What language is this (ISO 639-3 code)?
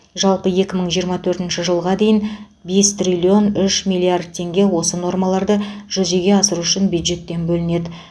kaz